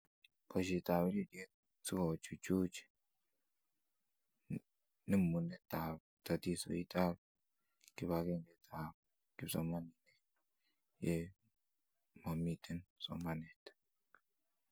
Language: Kalenjin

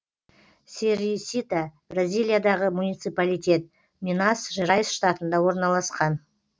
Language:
Kazakh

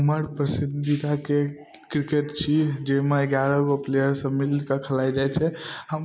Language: Maithili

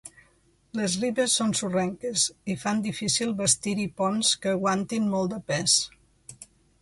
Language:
Catalan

